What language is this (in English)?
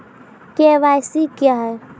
Maithili